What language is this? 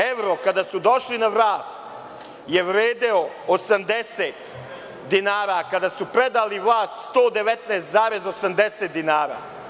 Serbian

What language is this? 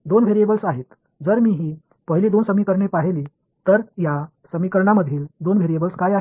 Marathi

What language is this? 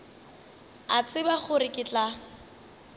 Northern Sotho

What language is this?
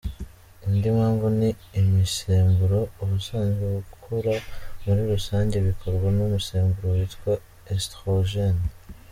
Kinyarwanda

